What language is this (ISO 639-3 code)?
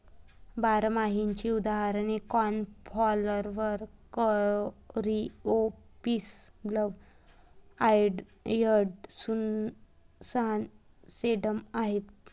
mar